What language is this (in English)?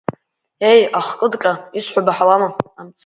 Abkhazian